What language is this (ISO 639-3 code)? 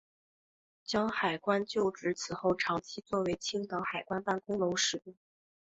zho